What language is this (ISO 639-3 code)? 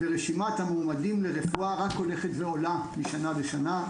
heb